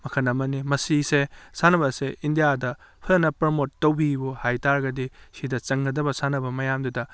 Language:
Manipuri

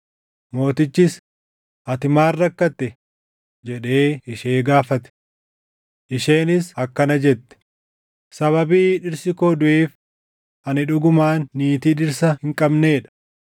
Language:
Oromo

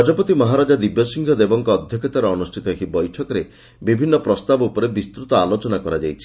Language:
Odia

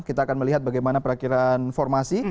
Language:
Indonesian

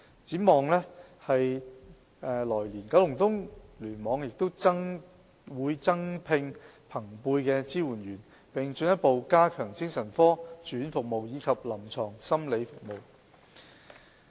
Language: Cantonese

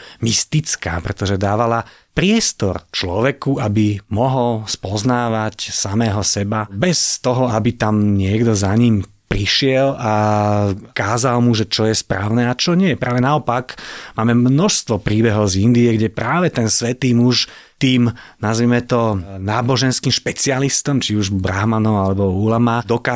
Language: Slovak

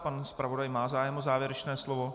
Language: Czech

